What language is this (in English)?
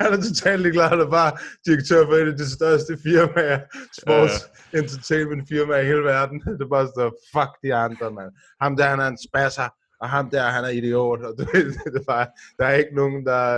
Danish